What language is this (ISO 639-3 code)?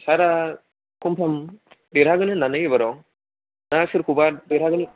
brx